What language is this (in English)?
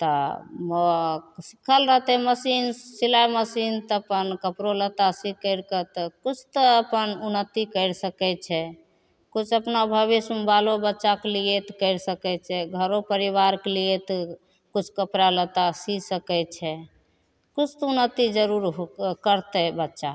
Maithili